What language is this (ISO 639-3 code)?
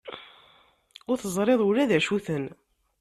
kab